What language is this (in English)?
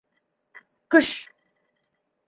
Bashkir